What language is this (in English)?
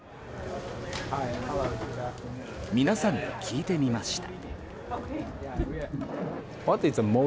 Japanese